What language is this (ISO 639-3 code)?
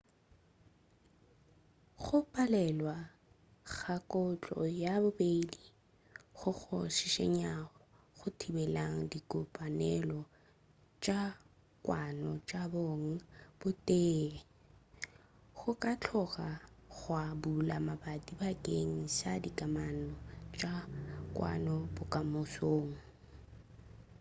nso